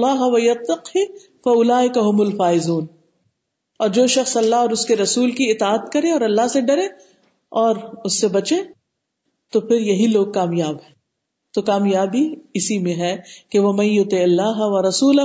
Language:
Urdu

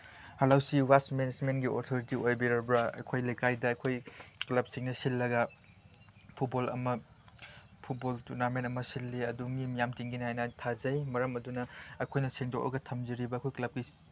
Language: Manipuri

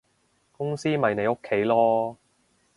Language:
Cantonese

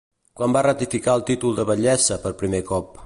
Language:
Catalan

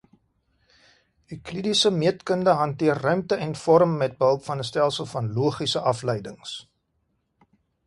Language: Afrikaans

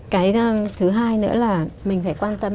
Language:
Vietnamese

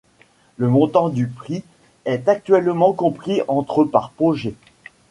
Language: French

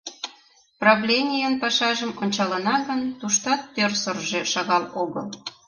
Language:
Mari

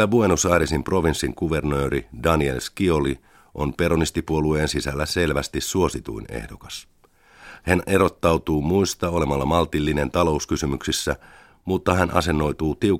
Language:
Finnish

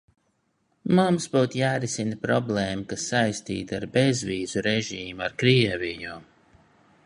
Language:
Latvian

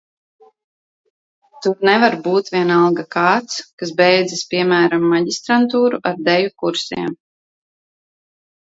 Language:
Latvian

